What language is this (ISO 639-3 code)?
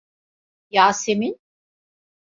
tur